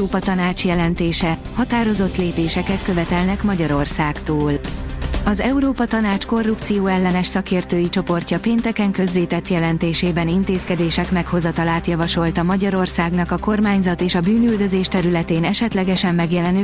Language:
Hungarian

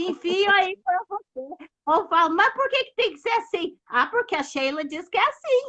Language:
Portuguese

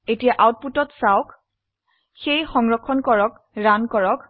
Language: Assamese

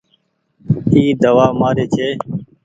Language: Goaria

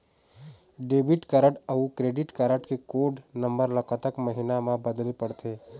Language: Chhattisgarhi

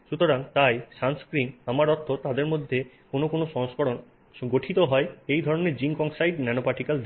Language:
Bangla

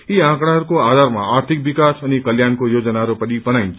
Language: Nepali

